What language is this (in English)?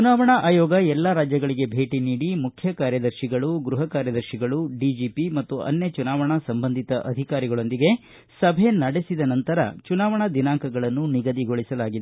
Kannada